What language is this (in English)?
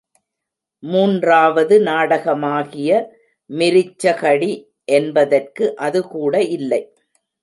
Tamil